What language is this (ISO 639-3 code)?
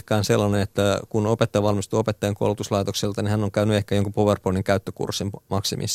fin